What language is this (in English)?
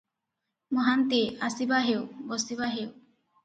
Odia